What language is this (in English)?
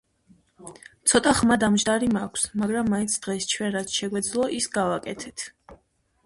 Georgian